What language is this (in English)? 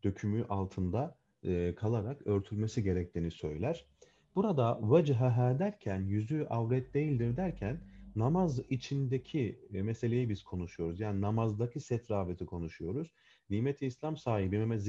Turkish